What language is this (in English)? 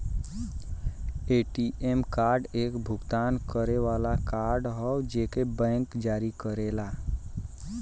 Bhojpuri